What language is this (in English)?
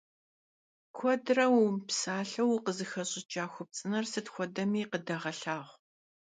Kabardian